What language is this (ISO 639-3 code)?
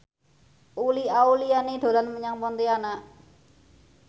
jav